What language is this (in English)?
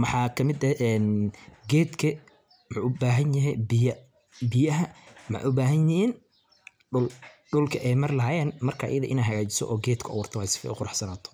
Somali